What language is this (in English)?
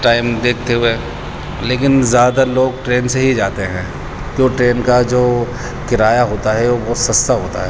Urdu